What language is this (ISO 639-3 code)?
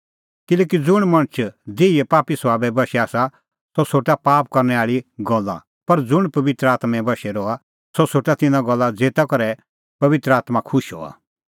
kfx